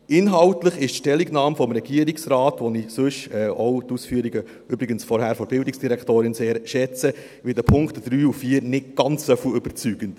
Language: Swiss German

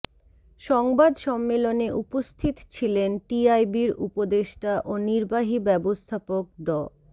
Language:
Bangla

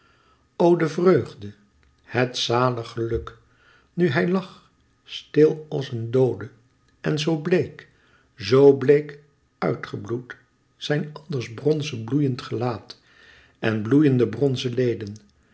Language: Dutch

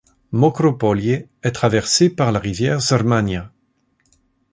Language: French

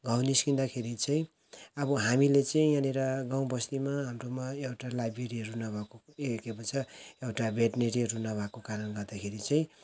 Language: Nepali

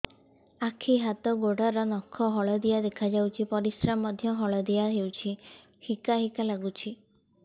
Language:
Odia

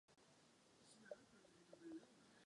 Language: Czech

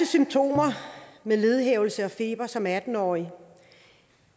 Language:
Danish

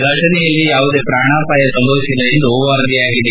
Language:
Kannada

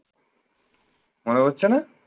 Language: Bangla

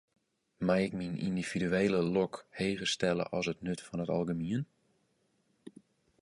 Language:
Western Frisian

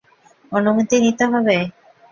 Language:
Bangla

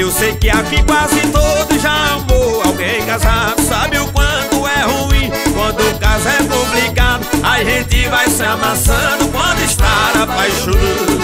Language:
Portuguese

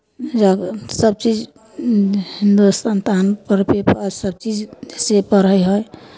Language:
Maithili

